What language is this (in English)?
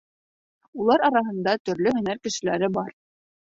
Bashkir